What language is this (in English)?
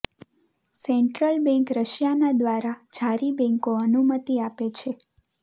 Gujarati